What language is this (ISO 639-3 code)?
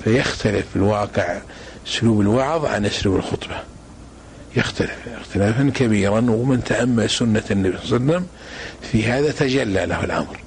ara